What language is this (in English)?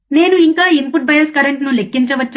Telugu